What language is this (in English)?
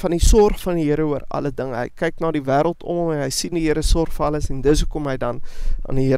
Dutch